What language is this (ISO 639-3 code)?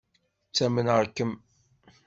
kab